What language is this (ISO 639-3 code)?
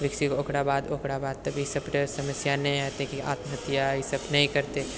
mai